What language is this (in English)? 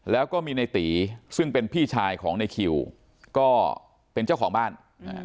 Thai